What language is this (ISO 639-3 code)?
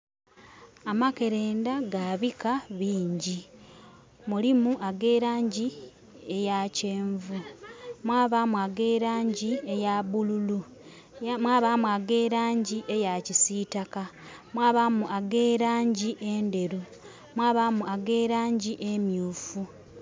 xog